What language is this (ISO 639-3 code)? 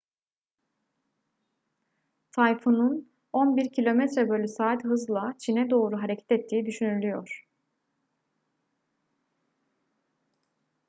tur